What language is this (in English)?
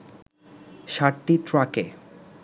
Bangla